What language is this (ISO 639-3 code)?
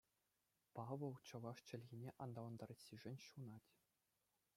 chv